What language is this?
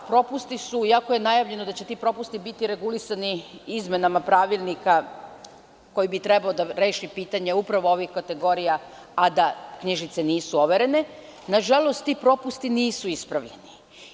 Serbian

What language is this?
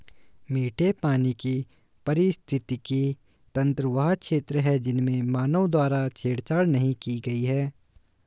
Hindi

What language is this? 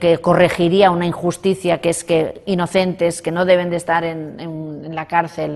Spanish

